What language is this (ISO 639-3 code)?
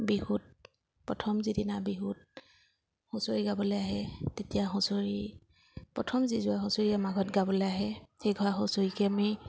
asm